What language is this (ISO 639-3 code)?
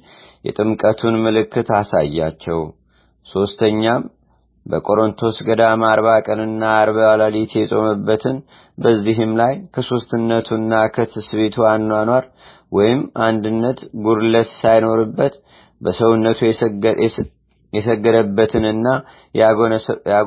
amh